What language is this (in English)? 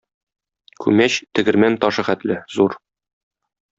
Tatar